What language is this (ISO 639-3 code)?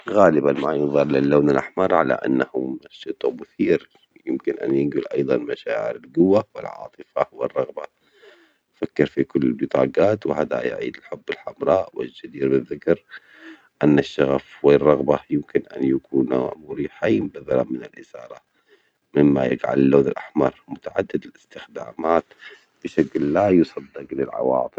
acx